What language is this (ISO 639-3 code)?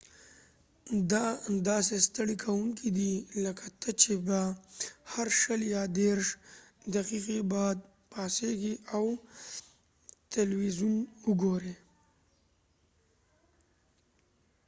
pus